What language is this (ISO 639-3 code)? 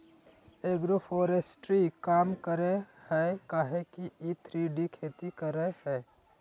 mag